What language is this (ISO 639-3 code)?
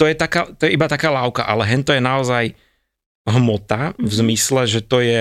slk